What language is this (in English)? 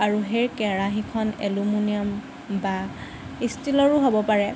Assamese